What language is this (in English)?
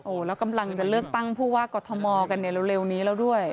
Thai